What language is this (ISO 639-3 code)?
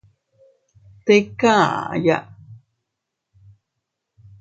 cut